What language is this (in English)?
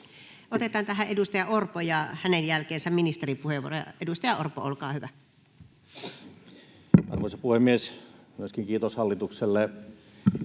Finnish